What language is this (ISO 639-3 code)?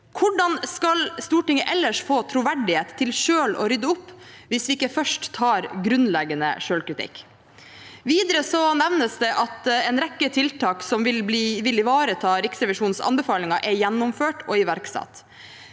nor